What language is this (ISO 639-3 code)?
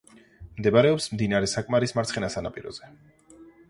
kat